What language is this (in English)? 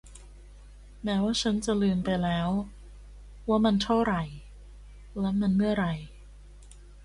Thai